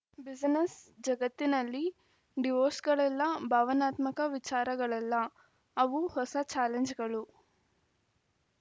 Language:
Kannada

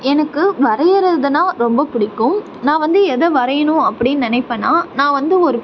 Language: Tamil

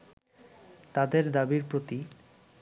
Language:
Bangla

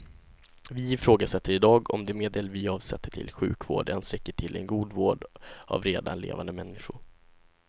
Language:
Swedish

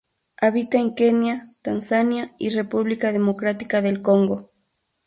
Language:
Spanish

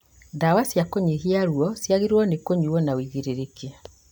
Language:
Kikuyu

